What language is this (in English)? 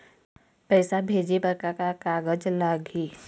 Chhattisgarhi